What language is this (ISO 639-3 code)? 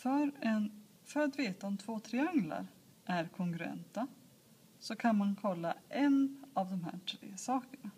swe